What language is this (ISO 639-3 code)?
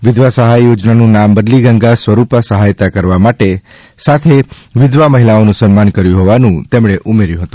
guj